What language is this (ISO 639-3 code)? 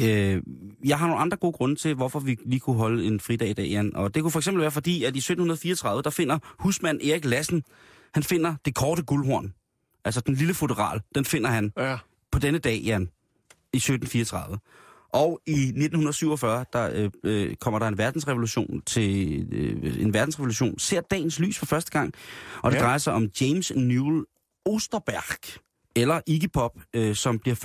dan